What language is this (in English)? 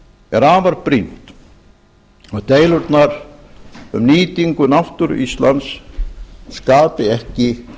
Icelandic